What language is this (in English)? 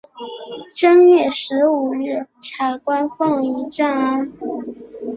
Chinese